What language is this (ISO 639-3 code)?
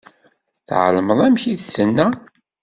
kab